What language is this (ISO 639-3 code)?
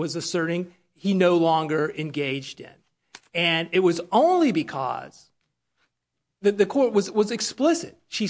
eng